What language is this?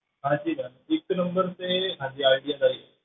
Punjabi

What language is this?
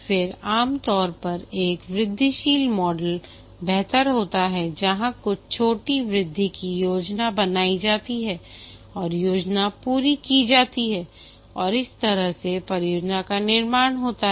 Hindi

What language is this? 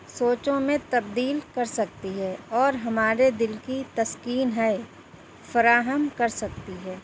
Urdu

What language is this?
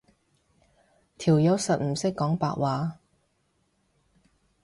Cantonese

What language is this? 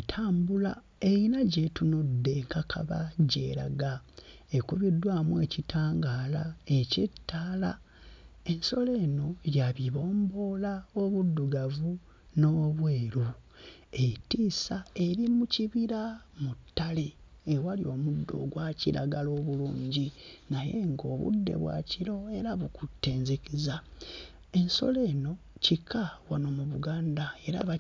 Ganda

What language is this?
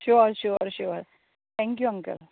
Konkani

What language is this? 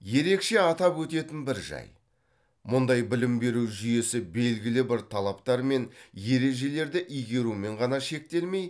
Kazakh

